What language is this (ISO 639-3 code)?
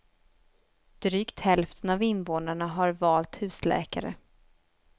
swe